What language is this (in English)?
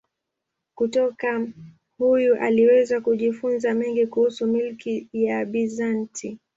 Swahili